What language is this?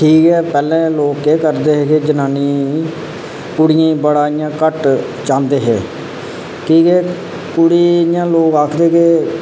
Dogri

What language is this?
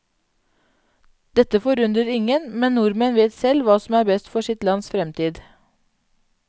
Norwegian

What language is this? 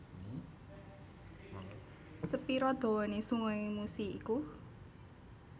Javanese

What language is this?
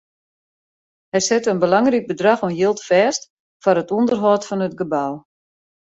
Western Frisian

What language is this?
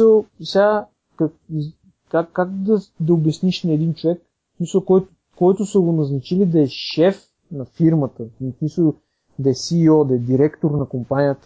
Bulgarian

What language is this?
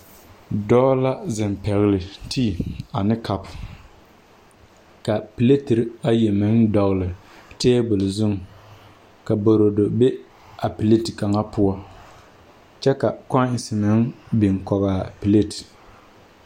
Southern Dagaare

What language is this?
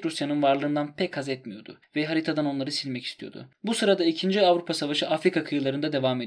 Turkish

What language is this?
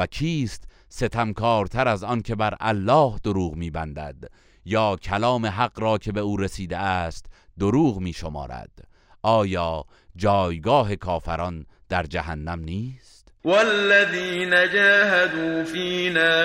Persian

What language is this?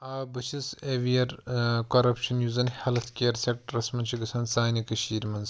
Kashmiri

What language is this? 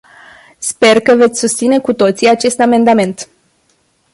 Romanian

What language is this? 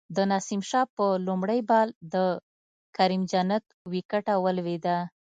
Pashto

